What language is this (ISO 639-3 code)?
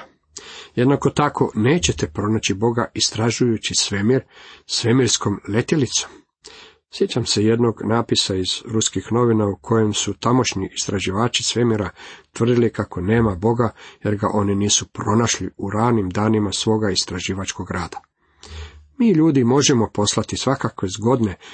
hrv